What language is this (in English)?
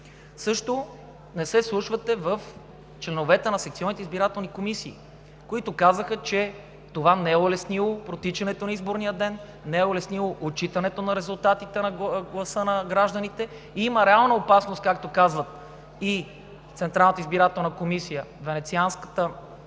Bulgarian